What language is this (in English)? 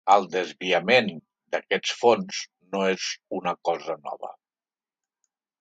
Catalan